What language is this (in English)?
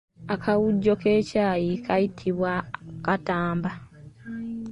Ganda